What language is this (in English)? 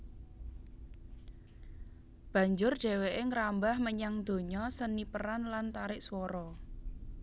Javanese